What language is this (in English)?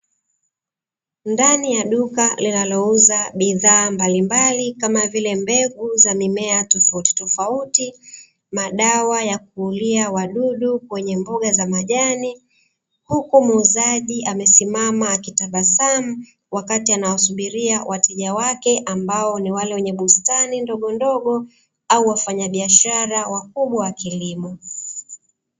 Swahili